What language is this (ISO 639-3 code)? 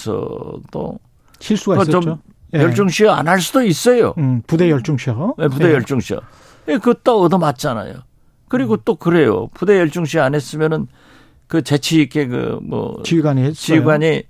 kor